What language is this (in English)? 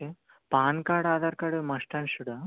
Telugu